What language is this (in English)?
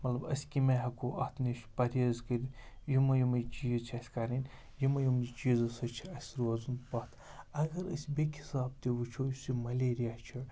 Kashmiri